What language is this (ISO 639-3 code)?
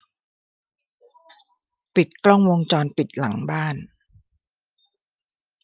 tha